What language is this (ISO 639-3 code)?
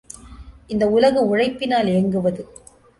tam